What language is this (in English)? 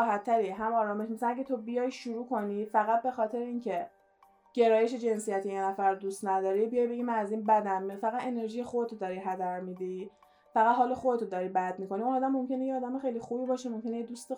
Persian